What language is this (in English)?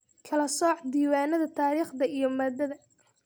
Somali